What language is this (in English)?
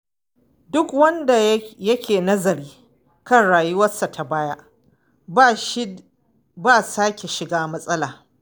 Hausa